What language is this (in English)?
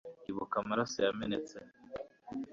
Kinyarwanda